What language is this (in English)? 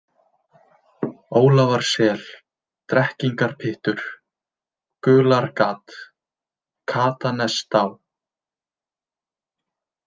Icelandic